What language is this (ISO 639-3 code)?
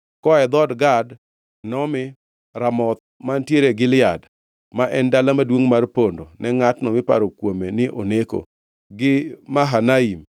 luo